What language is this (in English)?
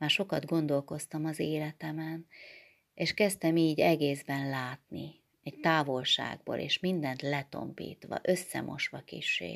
Hungarian